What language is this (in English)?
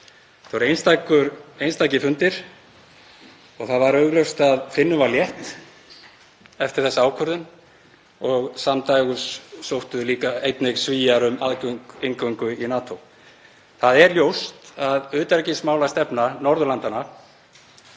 Icelandic